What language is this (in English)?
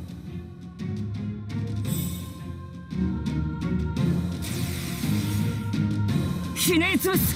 Japanese